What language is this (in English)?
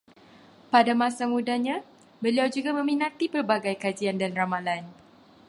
Malay